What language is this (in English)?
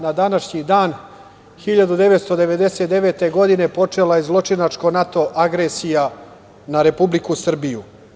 Serbian